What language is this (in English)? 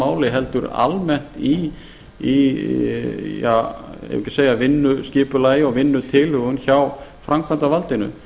Icelandic